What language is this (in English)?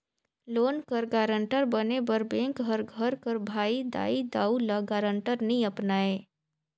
Chhattisgarhi